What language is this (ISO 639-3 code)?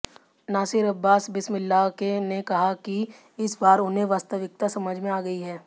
hin